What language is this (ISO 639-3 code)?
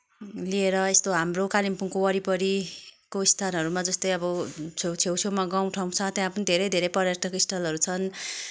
nep